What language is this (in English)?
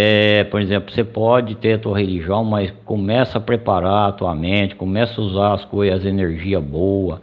Portuguese